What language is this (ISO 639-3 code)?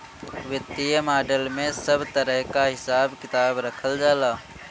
bho